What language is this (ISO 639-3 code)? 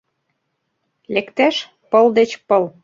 chm